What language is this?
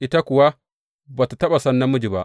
Hausa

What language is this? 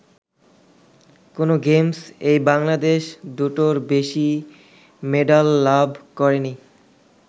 Bangla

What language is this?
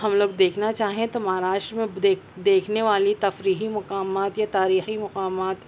Urdu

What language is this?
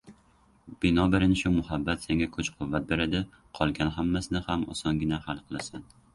Uzbek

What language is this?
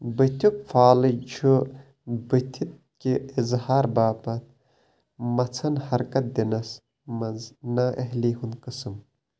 Kashmiri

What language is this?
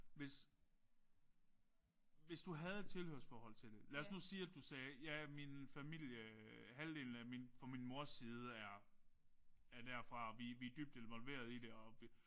Danish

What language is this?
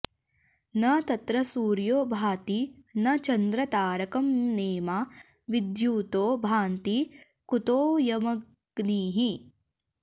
Sanskrit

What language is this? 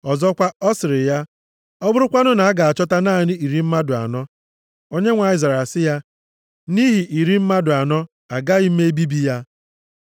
Igbo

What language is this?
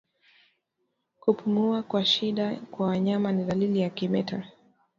Swahili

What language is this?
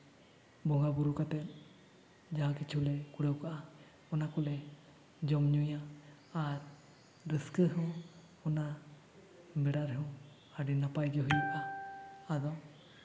Santali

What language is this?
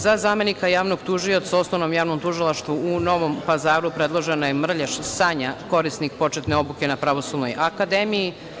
Serbian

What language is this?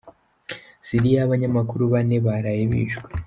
Kinyarwanda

